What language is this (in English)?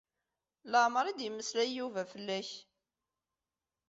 Kabyle